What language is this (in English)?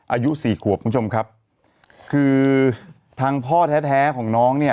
Thai